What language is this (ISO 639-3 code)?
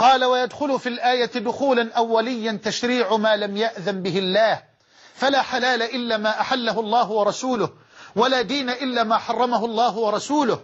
ara